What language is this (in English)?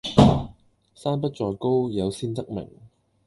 Cantonese